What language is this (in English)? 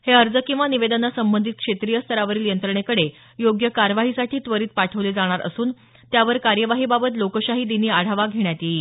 Marathi